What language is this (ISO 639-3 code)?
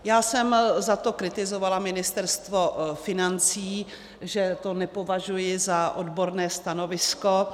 ces